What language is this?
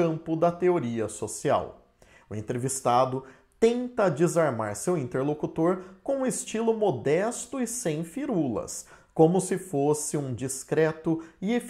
Portuguese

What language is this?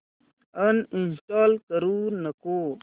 Marathi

